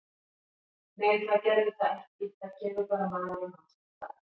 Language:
Icelandic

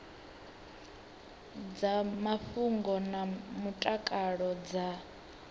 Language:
Venda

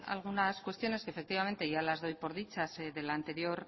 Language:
Spanish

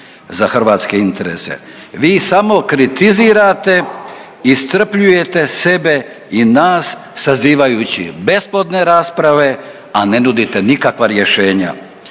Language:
Croatian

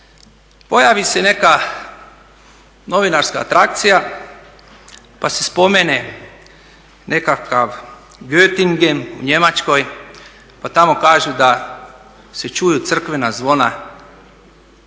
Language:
Croatian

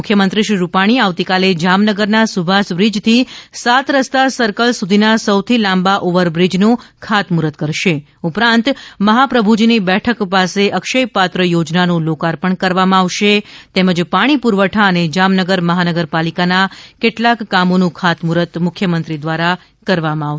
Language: Gujarati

